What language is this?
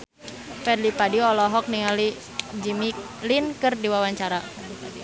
Sundanese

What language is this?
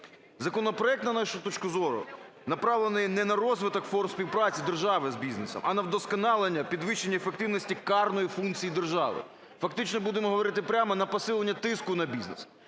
Ukrainian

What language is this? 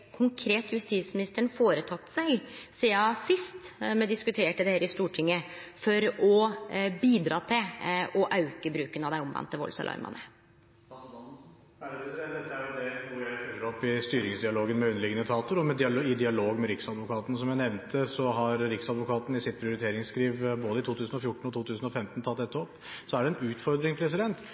Norwegian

